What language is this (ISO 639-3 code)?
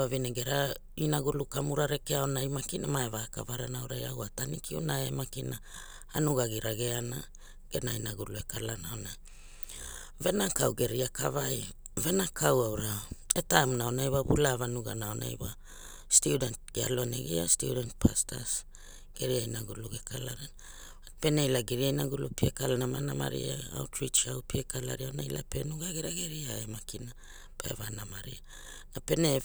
hul